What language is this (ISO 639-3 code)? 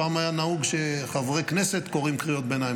heb